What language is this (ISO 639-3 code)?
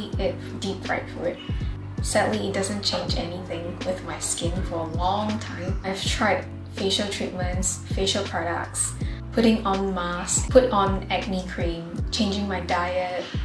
eng